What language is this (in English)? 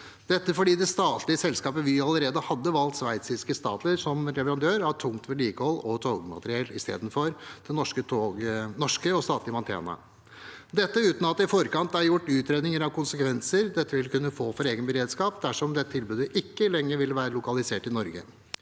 Norwegian